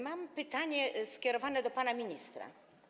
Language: Polish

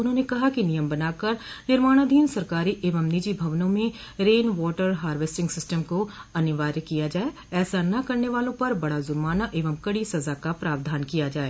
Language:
Hindi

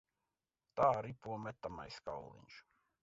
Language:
Latvian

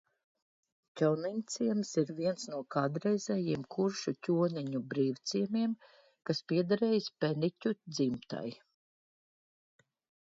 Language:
Latvian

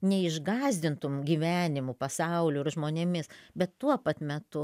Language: Lithuanian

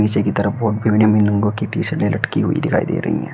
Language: Hindi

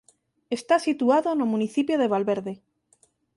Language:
Galician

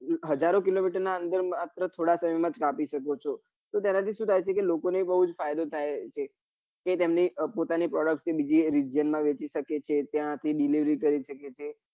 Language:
Gujarati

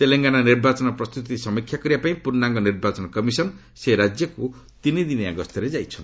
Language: Odia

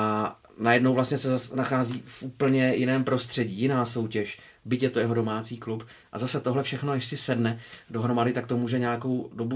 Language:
Czech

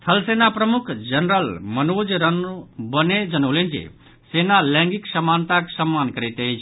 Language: Maithili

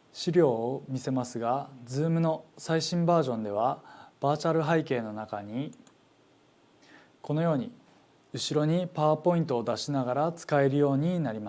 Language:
Japanese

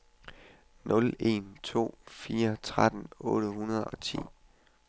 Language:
Danish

